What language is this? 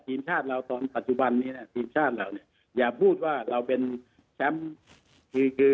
Thai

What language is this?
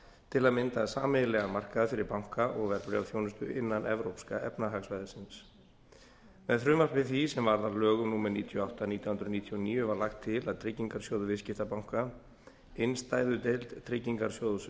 Icelandic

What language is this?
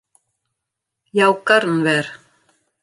Western Frisian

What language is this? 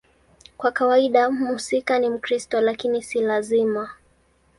Swahili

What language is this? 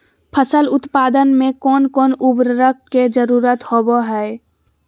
Magahi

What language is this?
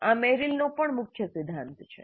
Gujarati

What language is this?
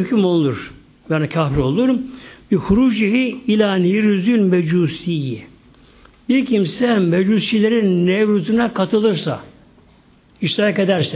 Turkish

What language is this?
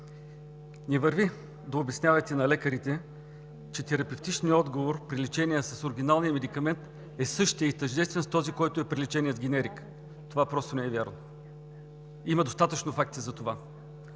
Bulgarian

